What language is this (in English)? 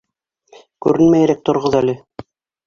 Bashkir